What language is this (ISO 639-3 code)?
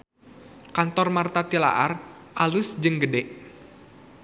sun